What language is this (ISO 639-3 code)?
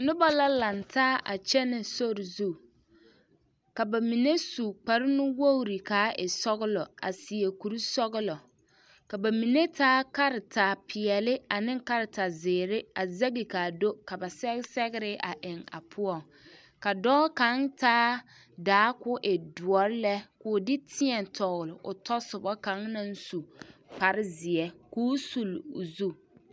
dga